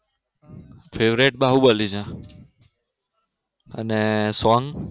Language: Gujarati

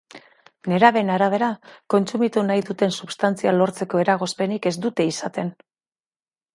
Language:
Basque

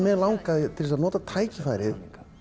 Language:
Icelandic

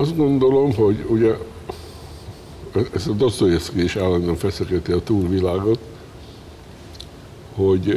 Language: Hungarian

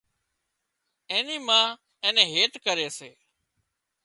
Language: Wadiyara Koli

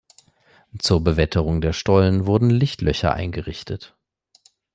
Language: German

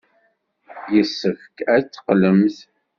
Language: Kabyle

